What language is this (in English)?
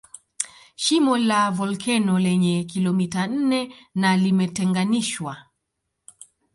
Swahili